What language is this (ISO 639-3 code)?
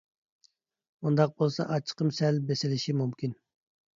uig